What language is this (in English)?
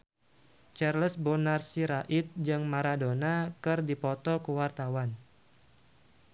Sundanese